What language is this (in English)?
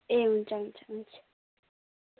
Nepali